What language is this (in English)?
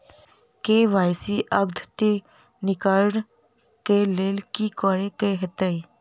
Maithili